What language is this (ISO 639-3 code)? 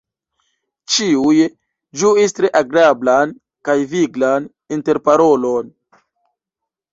epo